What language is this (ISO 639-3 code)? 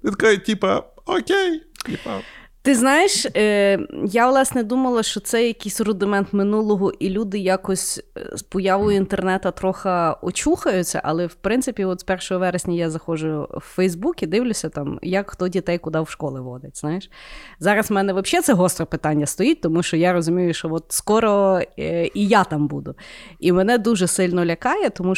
ukr